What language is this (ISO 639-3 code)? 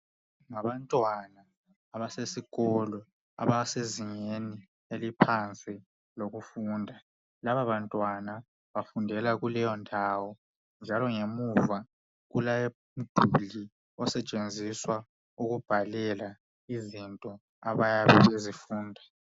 nde